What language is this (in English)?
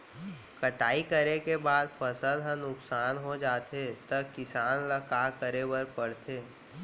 Chhattisgarhi